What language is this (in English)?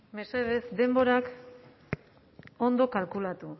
Basque